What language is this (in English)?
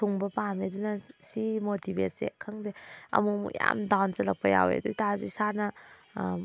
Manipuri